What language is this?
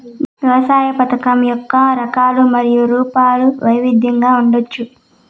Telugu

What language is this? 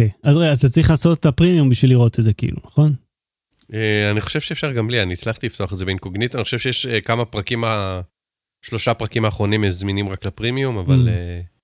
Hebrew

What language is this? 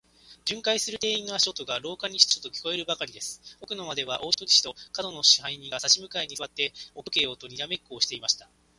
Japanese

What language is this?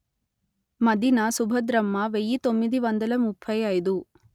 Telugu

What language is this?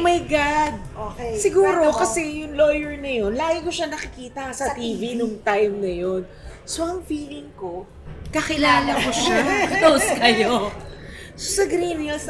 Filipino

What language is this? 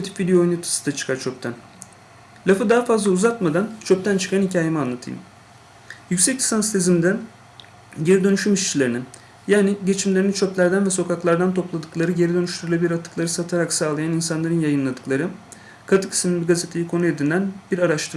Turkish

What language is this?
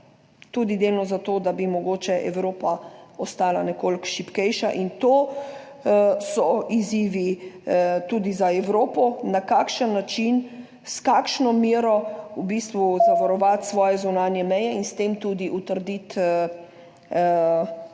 Slovenian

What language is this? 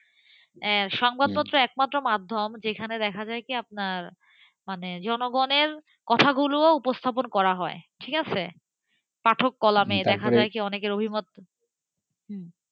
Bangla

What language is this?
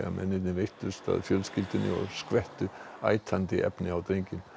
Icelandic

